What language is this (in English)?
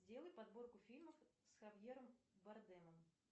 Russian